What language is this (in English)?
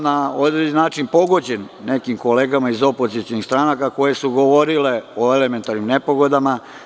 Serbian